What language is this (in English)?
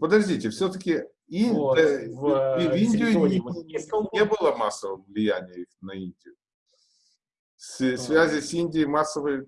Russian